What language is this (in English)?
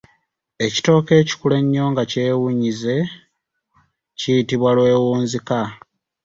Ganda